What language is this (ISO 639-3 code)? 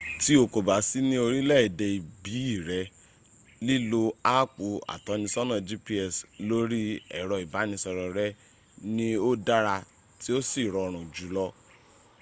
yor